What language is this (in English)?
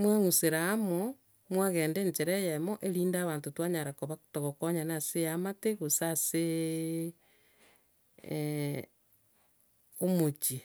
Gusii